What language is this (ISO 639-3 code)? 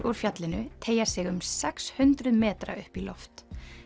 isl